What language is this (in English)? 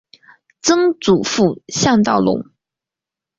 Chinese